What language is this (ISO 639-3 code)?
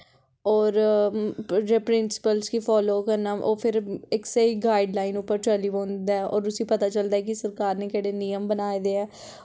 doi